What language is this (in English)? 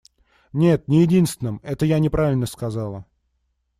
Russian